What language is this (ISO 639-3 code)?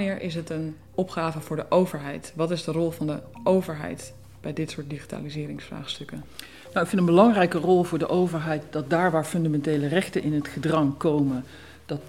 nld